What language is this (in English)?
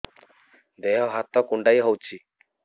Odia